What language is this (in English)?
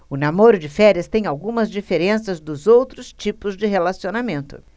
Portuguese